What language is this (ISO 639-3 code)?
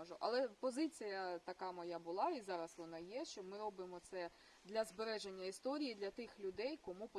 ukr